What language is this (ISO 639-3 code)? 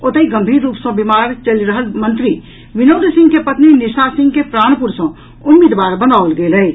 mai